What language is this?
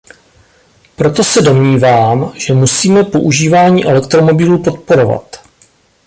Czech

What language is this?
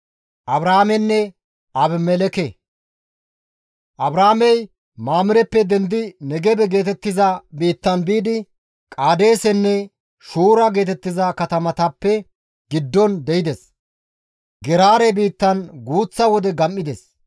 Gamo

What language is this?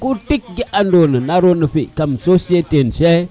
Serer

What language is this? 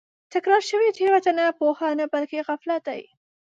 Pashto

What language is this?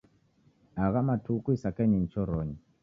Taita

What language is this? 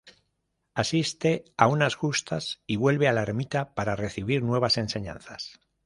Spanish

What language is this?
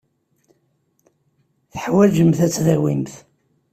Kabyle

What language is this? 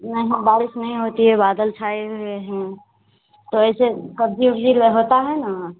Hindi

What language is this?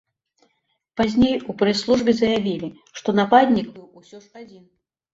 Belarusian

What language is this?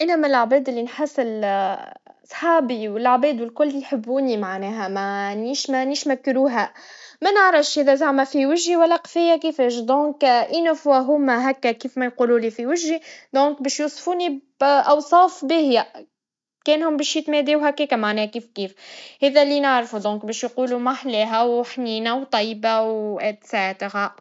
Tunisian Arabic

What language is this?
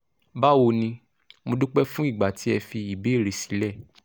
Yoruba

